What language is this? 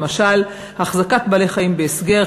Hebrew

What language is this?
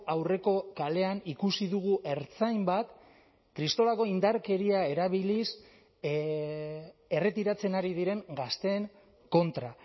Basque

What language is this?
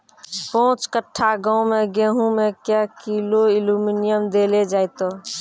Maithili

